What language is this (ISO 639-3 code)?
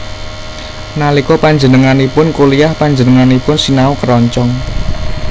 jav